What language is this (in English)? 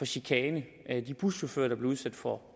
Danish